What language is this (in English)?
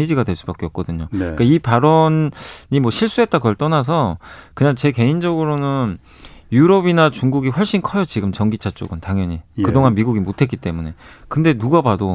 Korean